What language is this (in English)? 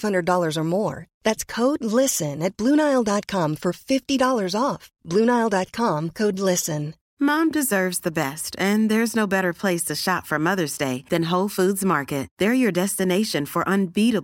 Swedish